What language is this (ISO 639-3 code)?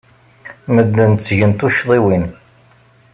kab